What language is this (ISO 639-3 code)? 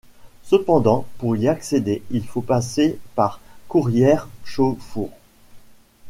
fra